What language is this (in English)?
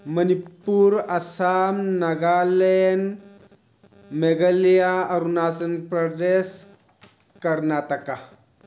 Manipuri